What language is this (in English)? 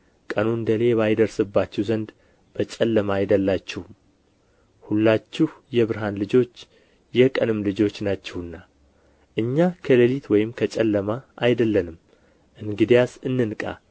Amharic